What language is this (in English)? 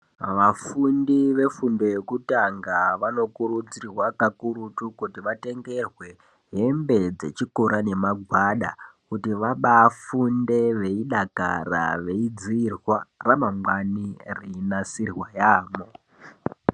Ndau